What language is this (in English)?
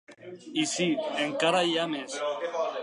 Catalan